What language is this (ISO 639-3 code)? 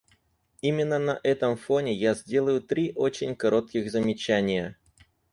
rus